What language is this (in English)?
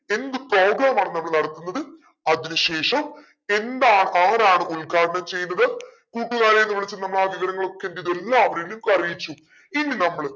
Malayalam